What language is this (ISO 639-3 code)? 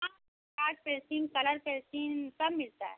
hin